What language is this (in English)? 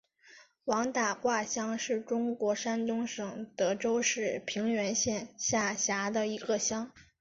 Chinese